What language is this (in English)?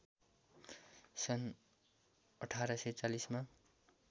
Nepali